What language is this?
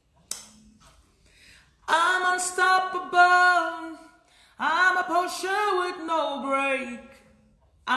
French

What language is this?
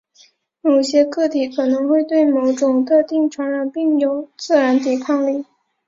Chinese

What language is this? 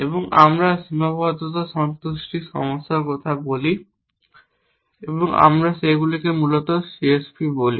Bangla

